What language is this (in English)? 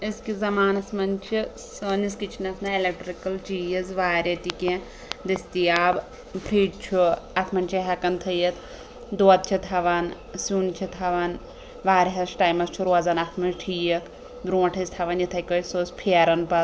Kashmiri